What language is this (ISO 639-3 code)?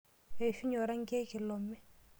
mas